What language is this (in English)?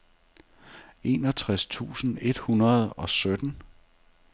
Danish